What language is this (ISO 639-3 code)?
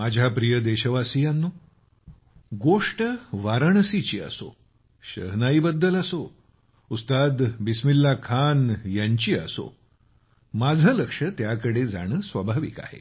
mar